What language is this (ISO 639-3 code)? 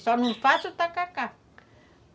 por